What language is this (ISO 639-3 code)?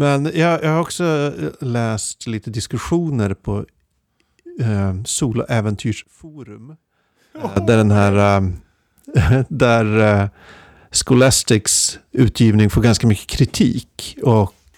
swe